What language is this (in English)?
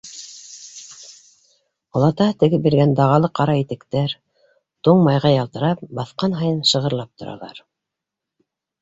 Bashkir